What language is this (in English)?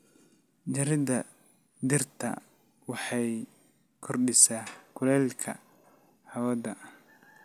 Somali